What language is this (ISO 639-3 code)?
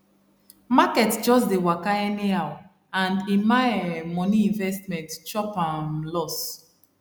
pcm